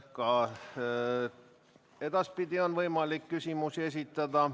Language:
Estonian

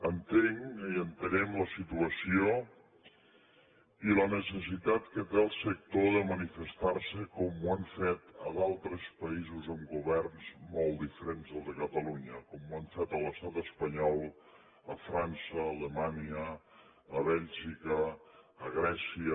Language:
Catalan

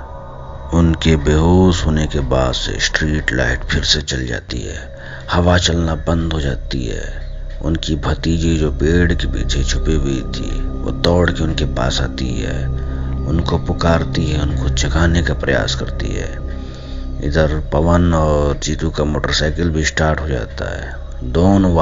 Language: Hindi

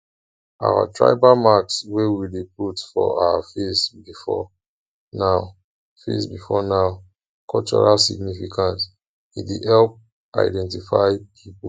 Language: Nigerian Pidgin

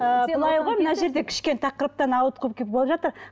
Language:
Kazakh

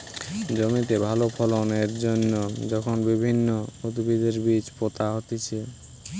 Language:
Bangla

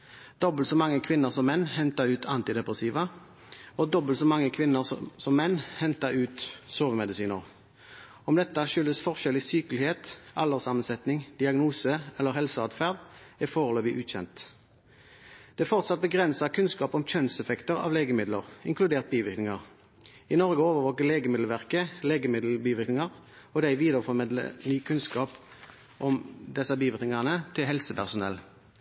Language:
Norwegian Bokmål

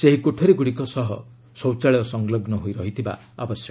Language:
Odia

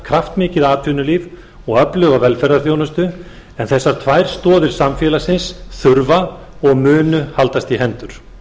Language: Icelandic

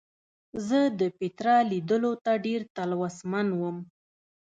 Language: Pashto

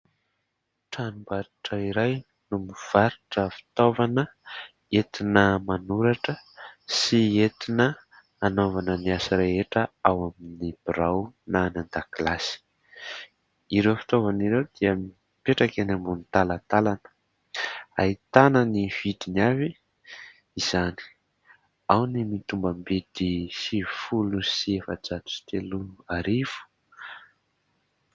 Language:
Malagasy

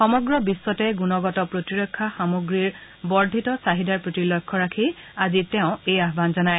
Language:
Assamese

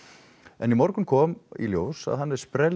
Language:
Icelandic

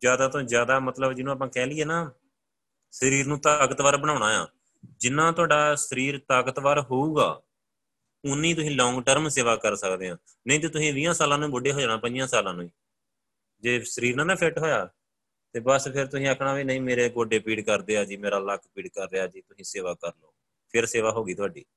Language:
Punjabi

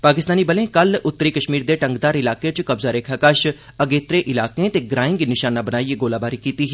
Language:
Dogri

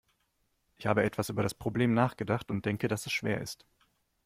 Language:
German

